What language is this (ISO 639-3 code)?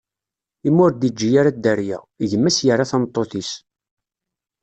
kab